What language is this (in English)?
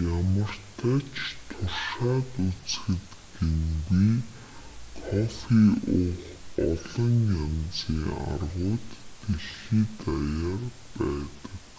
Mongolian